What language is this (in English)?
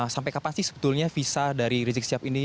Indonesian